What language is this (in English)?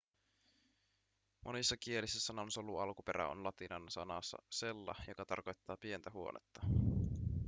Finnish